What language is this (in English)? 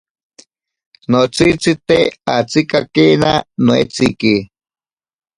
Ashéninka Perené